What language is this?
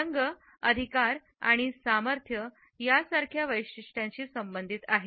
Marathi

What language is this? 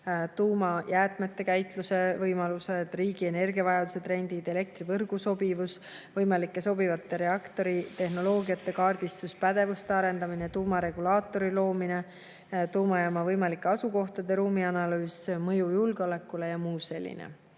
Estonian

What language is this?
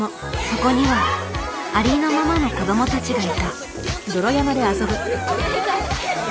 Japanese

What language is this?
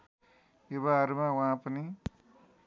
Nepali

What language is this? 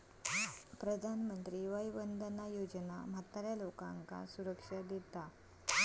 Marathi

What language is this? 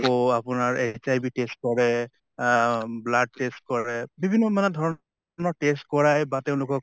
Assamese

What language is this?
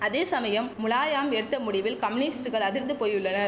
Tamil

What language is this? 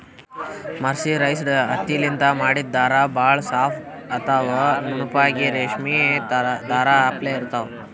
Kannada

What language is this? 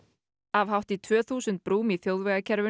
Icelandic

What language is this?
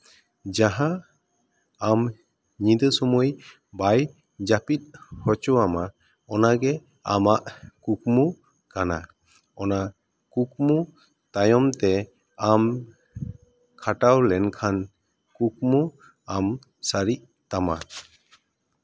Santali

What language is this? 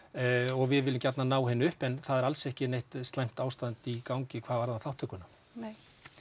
Icelandic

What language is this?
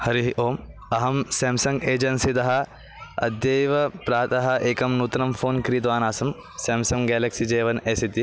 Sanskrit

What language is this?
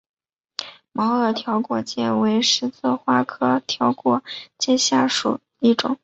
Chinese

